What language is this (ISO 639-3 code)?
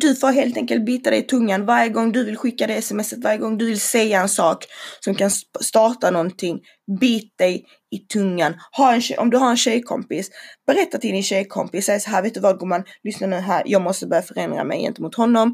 swe